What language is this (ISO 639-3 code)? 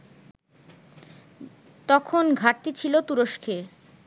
ben